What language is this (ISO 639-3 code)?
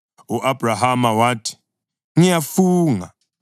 nde